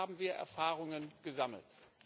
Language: German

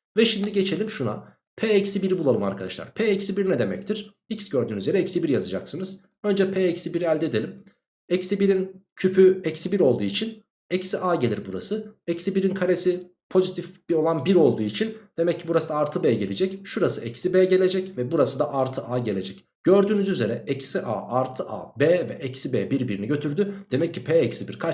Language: Turkish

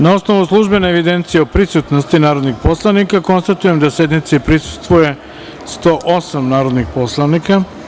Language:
Serbian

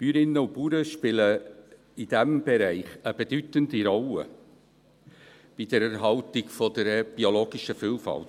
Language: Swiss German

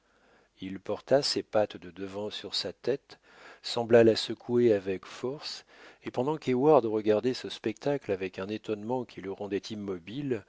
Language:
French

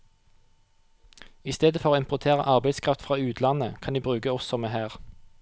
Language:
Norwegian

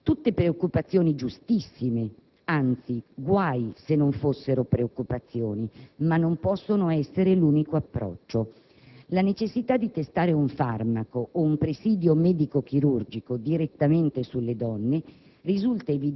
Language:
Italian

